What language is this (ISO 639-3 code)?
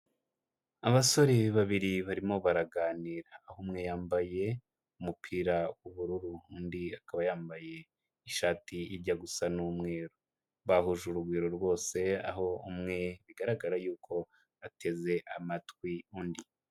kin